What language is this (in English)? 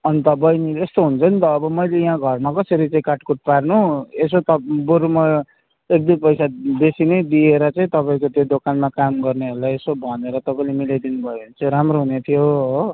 Nepali